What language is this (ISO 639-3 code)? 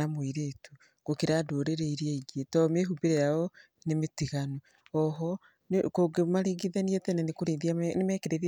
kik